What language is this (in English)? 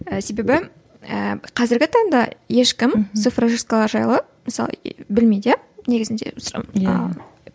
Kazakh